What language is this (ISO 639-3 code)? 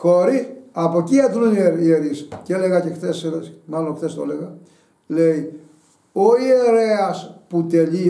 ell